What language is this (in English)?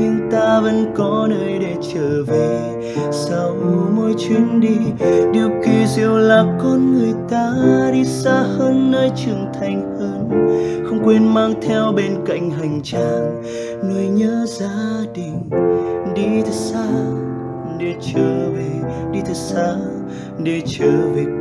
Vietnamese